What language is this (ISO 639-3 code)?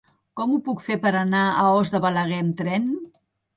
cat